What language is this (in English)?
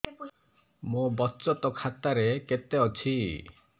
Odia